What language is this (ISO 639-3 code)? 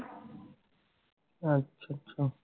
pan